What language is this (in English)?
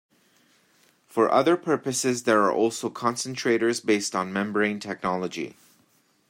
English